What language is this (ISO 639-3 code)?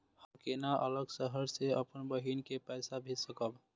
mai